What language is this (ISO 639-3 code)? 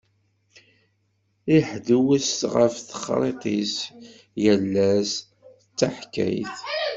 kab